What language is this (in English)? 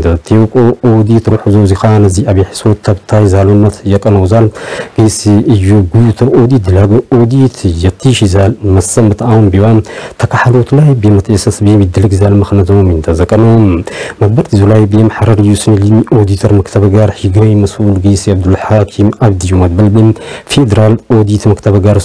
Arabic